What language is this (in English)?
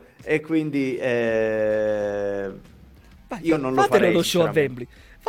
Italian